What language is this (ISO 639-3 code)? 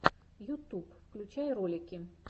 rus